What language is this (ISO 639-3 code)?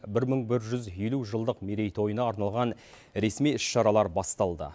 kaz